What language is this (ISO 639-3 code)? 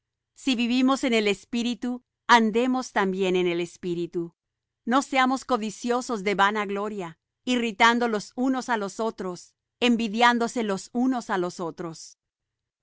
spa